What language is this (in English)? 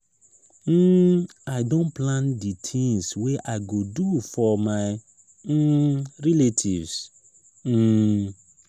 Nigerian Pidgin